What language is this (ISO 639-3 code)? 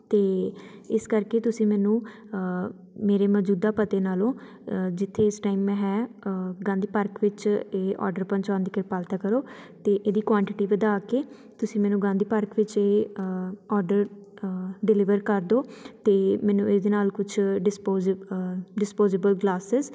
pan